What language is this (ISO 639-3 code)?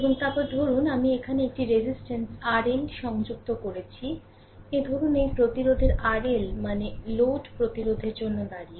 ben